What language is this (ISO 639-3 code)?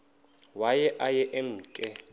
xho